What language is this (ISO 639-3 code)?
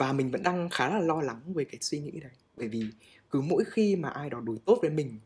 vie